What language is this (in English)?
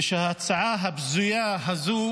Hebrew